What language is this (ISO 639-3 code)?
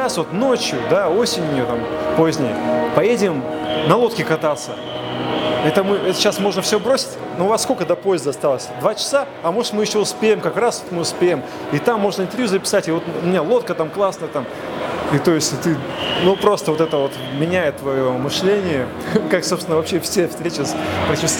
rus